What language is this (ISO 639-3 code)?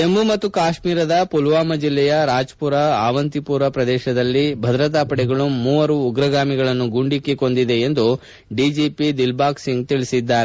kan